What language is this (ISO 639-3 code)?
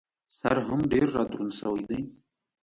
pus